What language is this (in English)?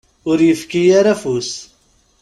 Kabyle